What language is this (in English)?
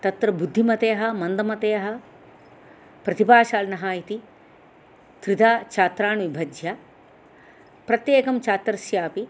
Sanskrit